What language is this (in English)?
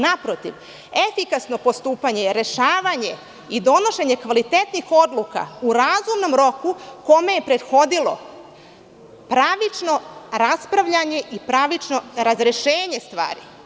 Serbian